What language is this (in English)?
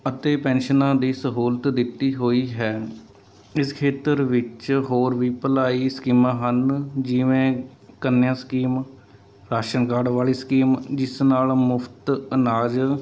Punjabi